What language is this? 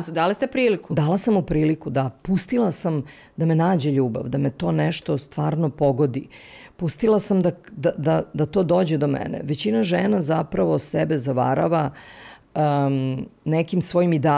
Croatian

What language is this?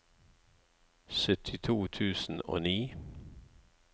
Norwegian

